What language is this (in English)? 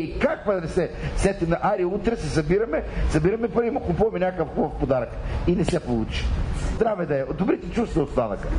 Bulgarian